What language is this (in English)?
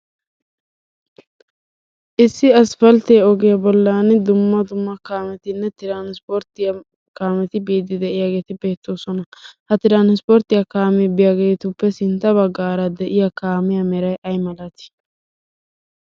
Wolaytta